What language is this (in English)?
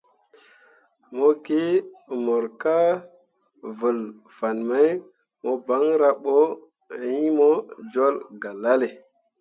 Mundang